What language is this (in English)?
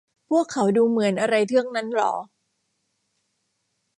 Thai